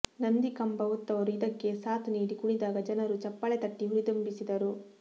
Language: Kannada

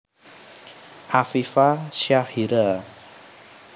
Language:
Javanese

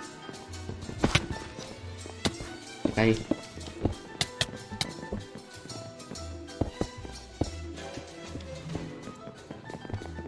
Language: Spanish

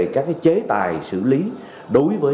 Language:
Vietnamese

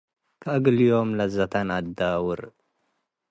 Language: Tigre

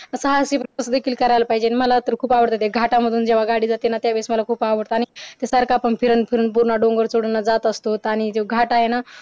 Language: Marathi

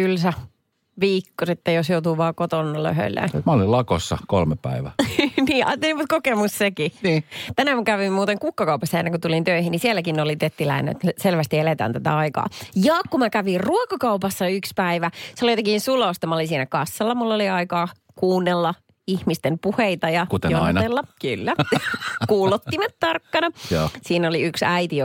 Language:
Finnish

